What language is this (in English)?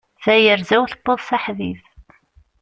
Kabyle